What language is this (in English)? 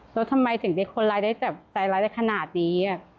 Thai